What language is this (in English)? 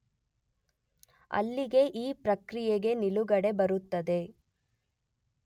Kannada